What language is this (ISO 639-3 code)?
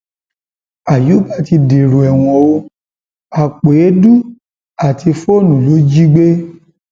yor